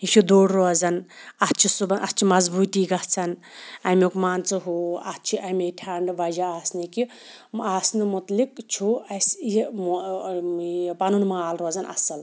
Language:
Kashmiri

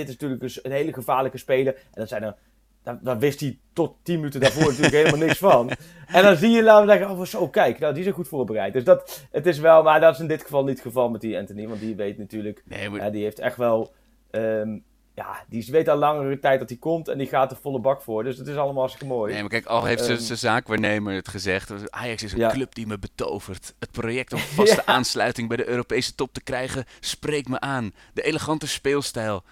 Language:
Dutch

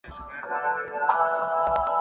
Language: Urdu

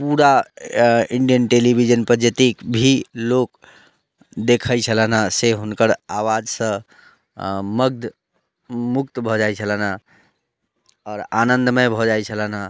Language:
Maithili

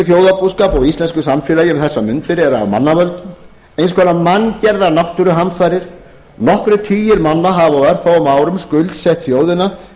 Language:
Icelandic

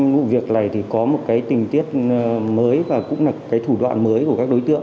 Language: Vietnamese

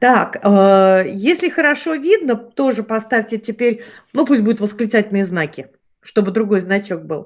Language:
Russian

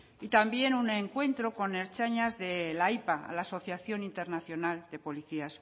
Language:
Spanish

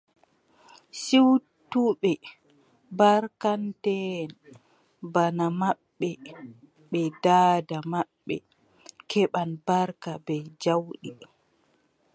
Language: Adamawa Fulfulde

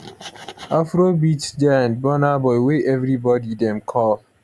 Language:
Nigerian Pidgin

